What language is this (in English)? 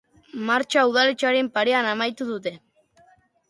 Basque